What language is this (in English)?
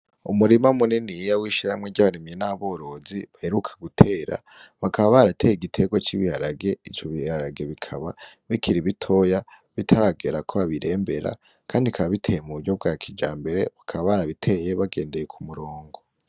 Rundi